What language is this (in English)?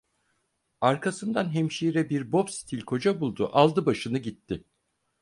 Turkish